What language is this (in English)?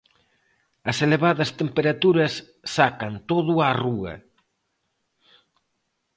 Galician